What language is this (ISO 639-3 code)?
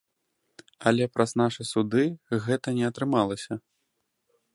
bel